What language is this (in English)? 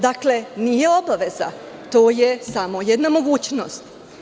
Serbian